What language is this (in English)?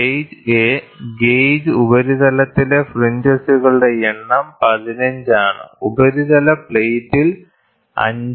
Malayalam